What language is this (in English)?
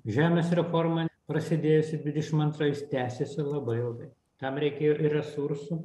Lithuanian